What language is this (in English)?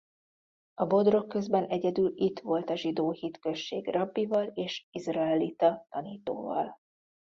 Hungarian